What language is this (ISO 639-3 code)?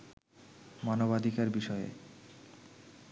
ben